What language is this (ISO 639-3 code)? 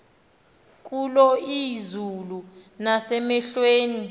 xho